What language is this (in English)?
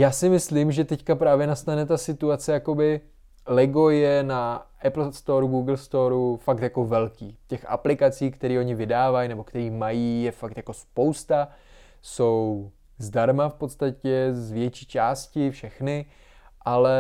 Czech